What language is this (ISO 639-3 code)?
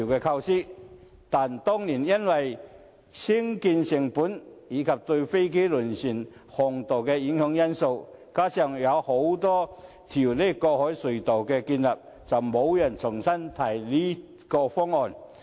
yue